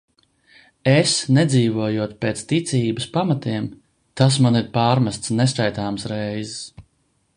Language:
Latvian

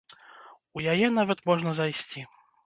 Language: Belarusian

